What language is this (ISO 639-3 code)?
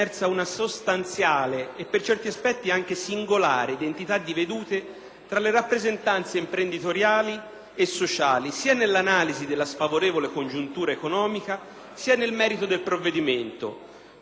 ita